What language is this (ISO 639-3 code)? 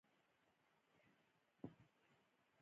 pus